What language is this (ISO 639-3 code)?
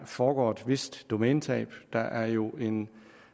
dan